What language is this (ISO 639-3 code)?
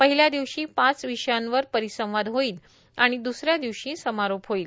mar